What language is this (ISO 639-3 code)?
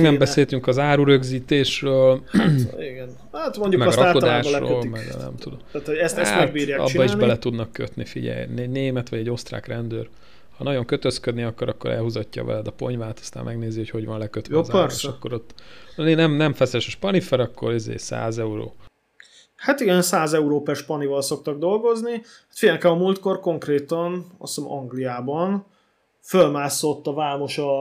hun